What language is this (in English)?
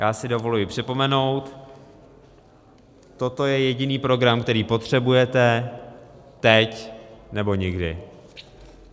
Czech